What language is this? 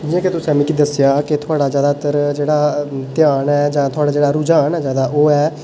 Dogri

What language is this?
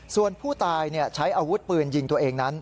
Thai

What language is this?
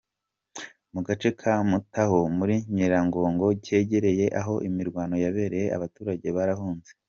Kinyarwanda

